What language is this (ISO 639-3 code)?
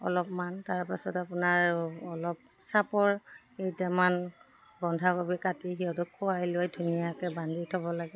asm